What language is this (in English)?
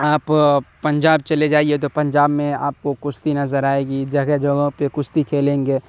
Urdu